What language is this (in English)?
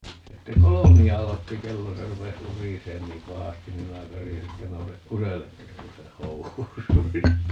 Finnish